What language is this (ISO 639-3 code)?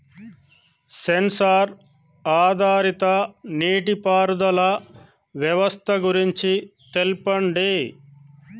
tel